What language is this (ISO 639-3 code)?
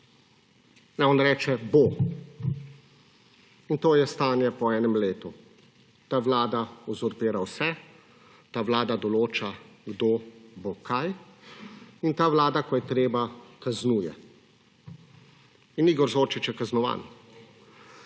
slv